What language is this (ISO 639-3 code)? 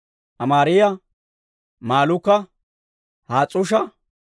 dwr